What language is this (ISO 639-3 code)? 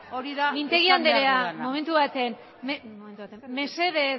eus